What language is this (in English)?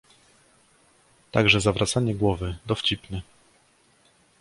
Polish